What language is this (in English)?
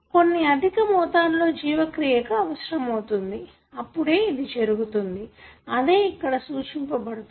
Telugu